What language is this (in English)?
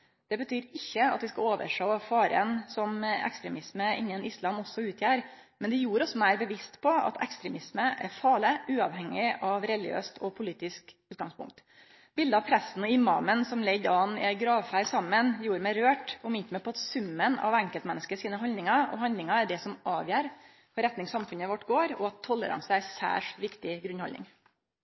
Norwegian Nynorsk